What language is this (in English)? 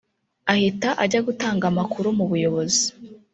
Kinyarwanda